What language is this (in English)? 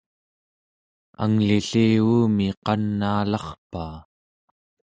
Central Yupik